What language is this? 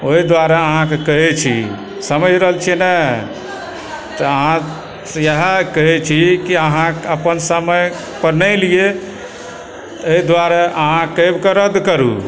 Maithili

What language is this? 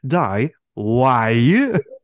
Welsh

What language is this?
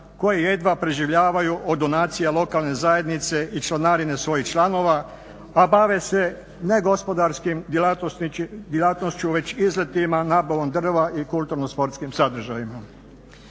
Croatian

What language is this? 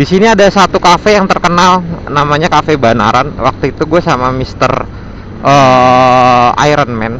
Indonesian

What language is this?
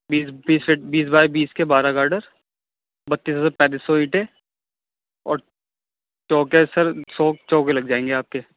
Urdu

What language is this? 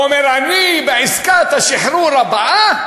Hebrew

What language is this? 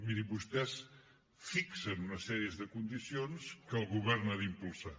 Catalan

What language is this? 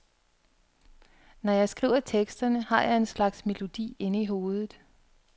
Danish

